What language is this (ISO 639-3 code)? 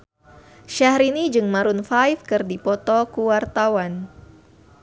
sun